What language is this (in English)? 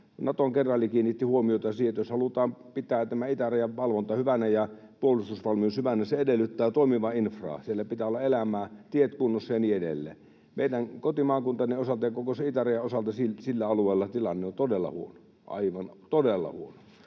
Finnish